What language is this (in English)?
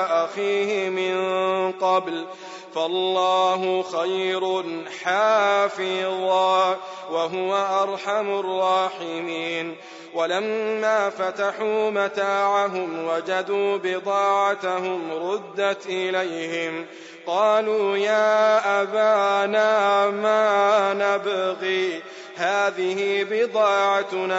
Arabic